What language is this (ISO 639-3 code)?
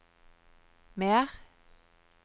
nor